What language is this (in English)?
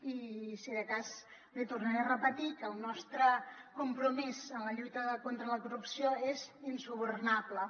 Catalan